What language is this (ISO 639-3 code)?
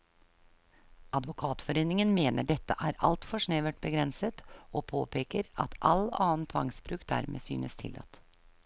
nor